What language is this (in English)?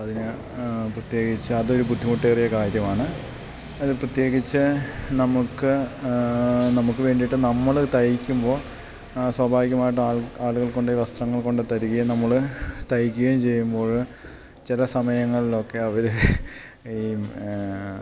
Malayalam